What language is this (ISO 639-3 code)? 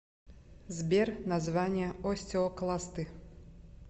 rus